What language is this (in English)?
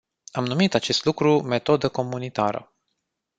Romanian